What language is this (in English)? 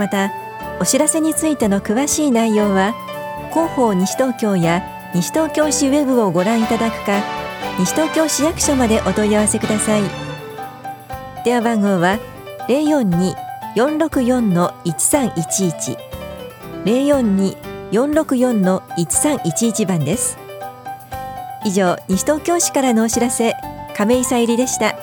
Japanese